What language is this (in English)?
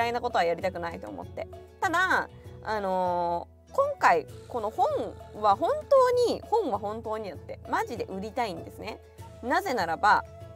Japanese